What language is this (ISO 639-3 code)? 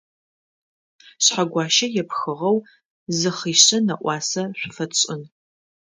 ady